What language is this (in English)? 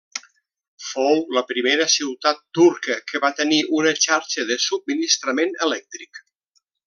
Catalan